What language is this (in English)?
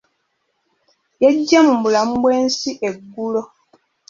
Ganda